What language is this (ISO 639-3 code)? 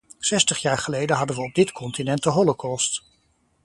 nld